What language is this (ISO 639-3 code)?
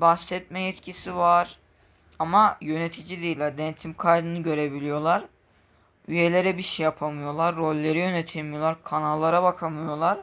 tur